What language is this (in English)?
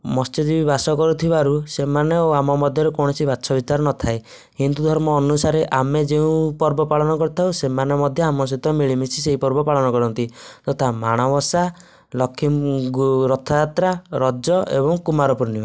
Odia